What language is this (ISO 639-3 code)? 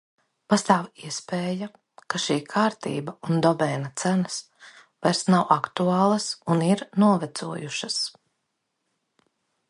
lav